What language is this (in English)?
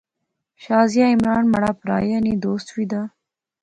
Pahari-Potwari